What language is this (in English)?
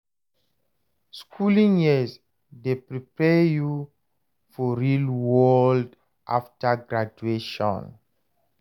Nigerian Pidgin